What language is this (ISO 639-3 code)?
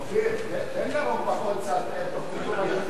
heb